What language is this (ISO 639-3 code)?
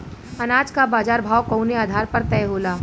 bho